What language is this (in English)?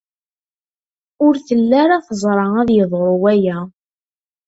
Kabyle